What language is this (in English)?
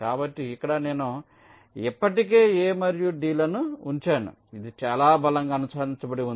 Telugu